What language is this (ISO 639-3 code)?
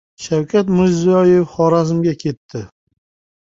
uzb